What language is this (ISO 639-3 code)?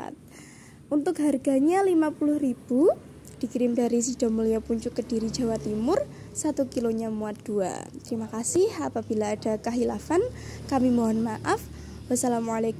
ind